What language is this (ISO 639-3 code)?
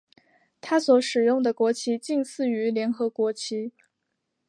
zho